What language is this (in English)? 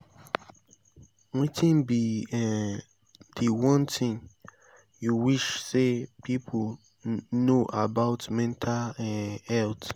Nigerian Pidgin